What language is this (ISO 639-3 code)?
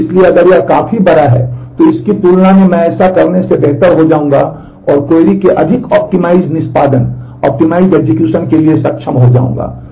hin